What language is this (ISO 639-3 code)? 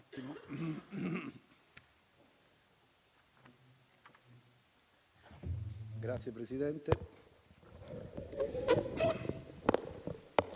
ita